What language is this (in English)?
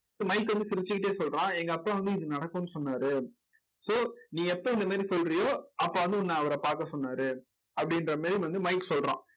Tamil